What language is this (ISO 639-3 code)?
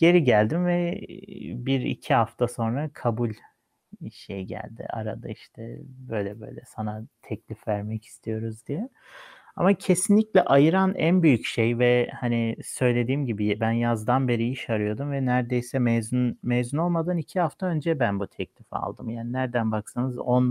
tur